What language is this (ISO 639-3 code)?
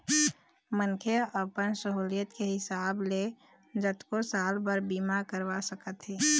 hne